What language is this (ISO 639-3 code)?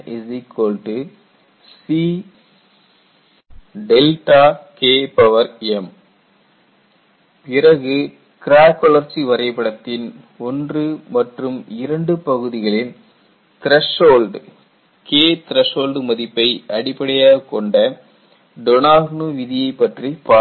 tam